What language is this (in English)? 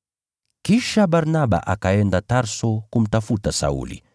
Swahili